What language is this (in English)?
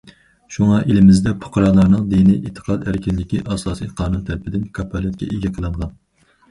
Uyghur